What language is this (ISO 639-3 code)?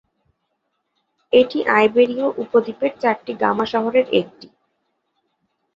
ben